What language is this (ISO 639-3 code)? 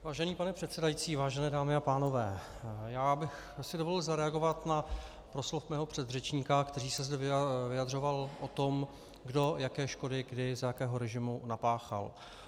ces